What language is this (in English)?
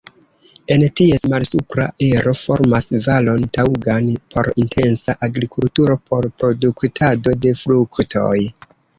Esperanto